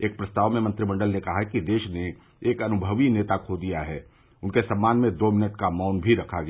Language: Hindi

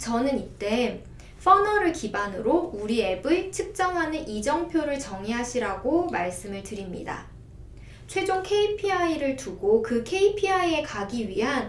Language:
Korean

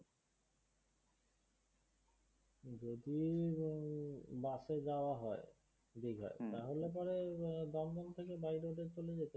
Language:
Bangla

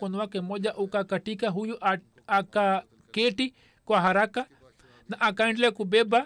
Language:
Swahili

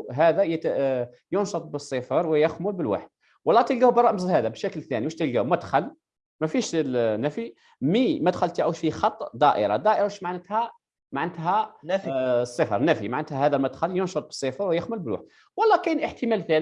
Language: Arabic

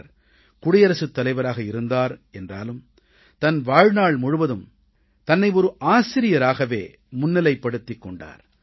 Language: Tamil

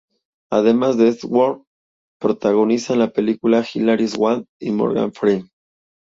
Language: Spanish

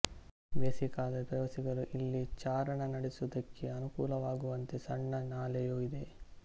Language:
Kannada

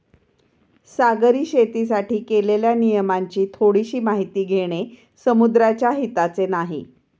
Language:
Marathi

